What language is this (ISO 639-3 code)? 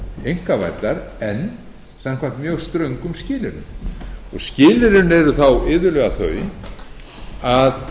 isl